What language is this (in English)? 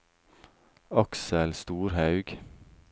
Norwegian